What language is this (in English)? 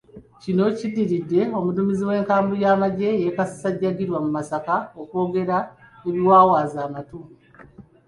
Ganda